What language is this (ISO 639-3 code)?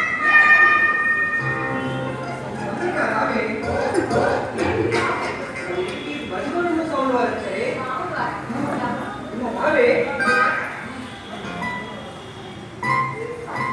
tel